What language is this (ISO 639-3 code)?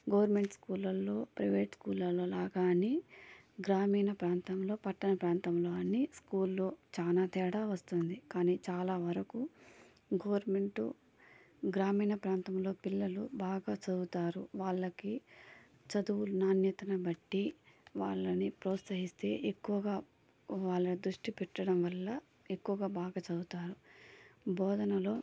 tel